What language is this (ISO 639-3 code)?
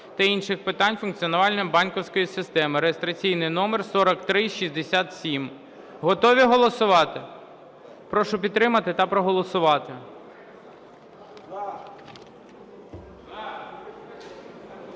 ukr